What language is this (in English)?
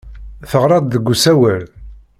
Kabyle